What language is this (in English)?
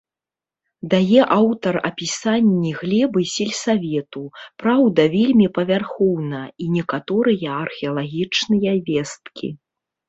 Belarusian